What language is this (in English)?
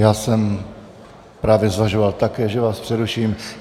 Czech